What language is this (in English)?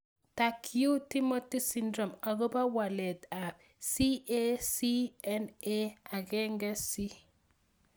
Kalenjin